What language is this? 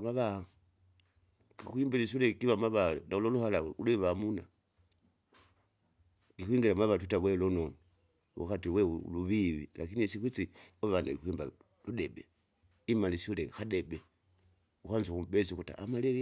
Kinga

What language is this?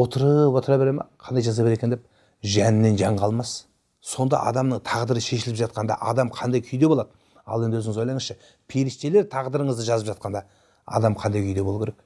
Turkish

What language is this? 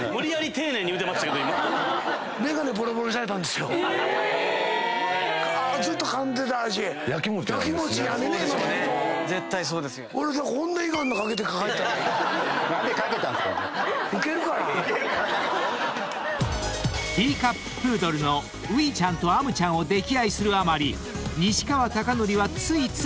Japanese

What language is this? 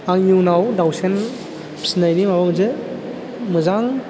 Bodo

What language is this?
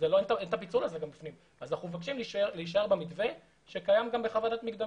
Hebrew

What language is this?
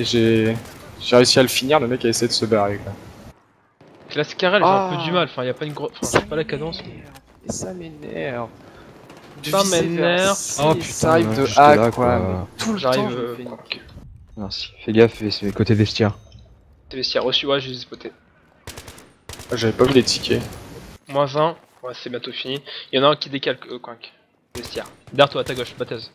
French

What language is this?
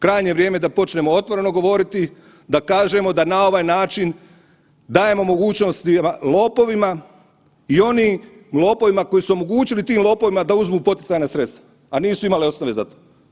Croatian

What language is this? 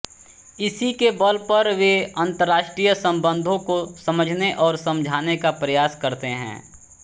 Hindi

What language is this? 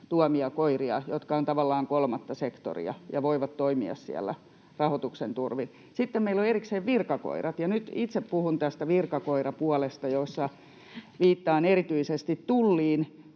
Finnish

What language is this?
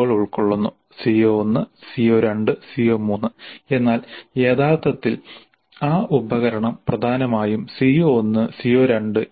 Malayalam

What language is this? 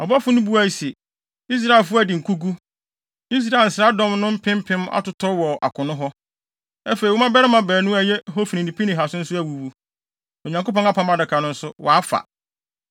Akan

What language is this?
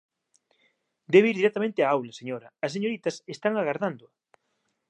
Galician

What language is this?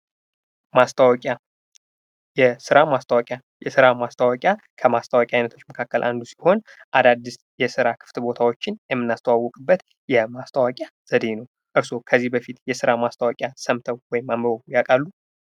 Amharic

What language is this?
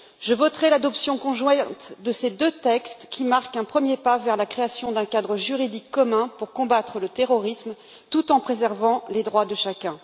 French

